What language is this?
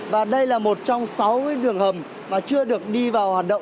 Vietnamese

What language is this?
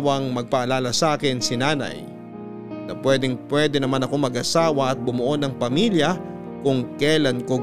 Filipino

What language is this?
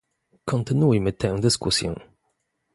Polish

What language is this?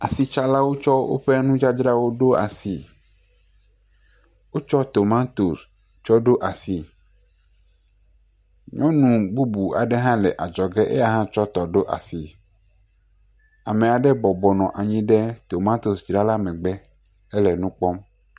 Ewe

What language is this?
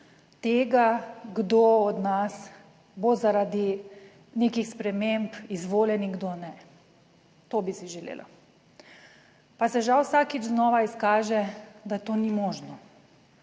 Slovenian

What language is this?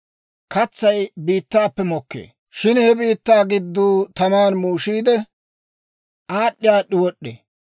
Dawro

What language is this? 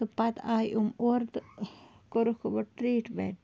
Kashmiri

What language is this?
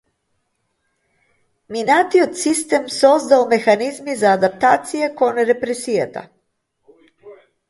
Macedonian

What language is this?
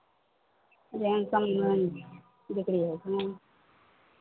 Maithili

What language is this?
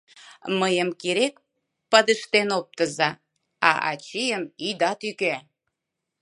Mari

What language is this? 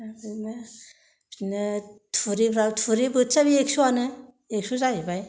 Bodo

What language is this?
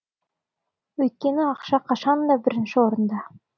Kazakh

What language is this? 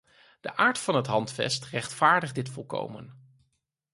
Dutch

